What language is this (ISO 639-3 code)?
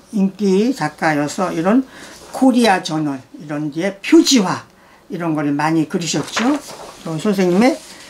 kor